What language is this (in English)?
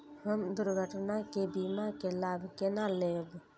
Maithili